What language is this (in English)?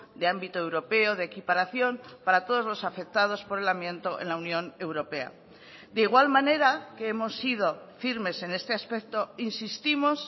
Spanish